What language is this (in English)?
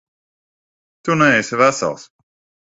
Latvian